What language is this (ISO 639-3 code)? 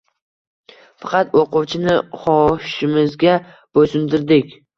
uzb